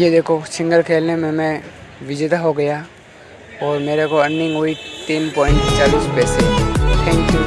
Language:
Hindi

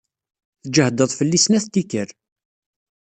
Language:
Kabyle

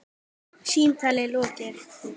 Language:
Icelandic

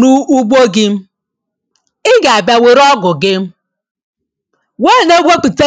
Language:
Igbo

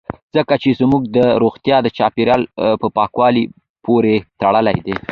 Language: Pashto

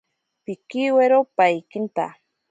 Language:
Ashéninka Perené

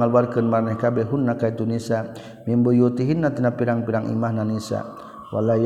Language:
Malay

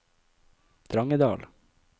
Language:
Norwegian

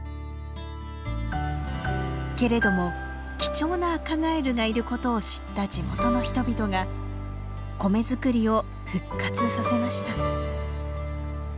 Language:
Japanese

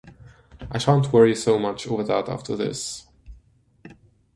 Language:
English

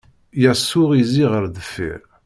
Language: Kabyle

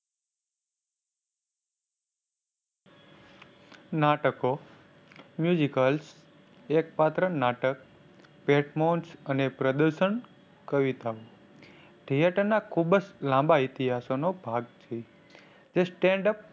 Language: Gujarati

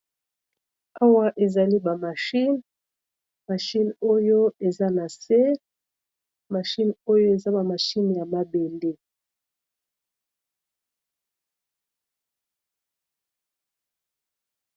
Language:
Lingala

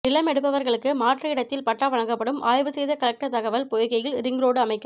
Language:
Tamil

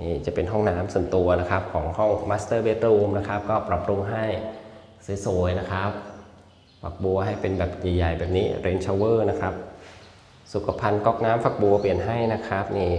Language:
Thai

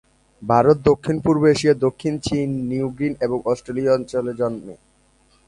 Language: Bangla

